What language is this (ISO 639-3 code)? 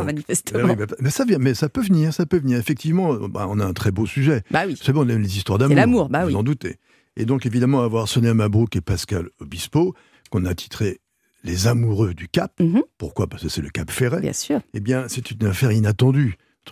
fra